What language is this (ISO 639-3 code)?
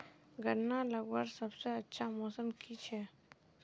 mag